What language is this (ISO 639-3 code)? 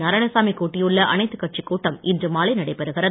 tam